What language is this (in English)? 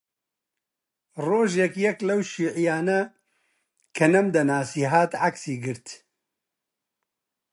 Central Kurdish